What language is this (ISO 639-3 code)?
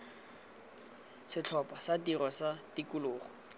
tsn